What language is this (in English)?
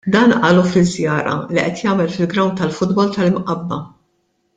Maltese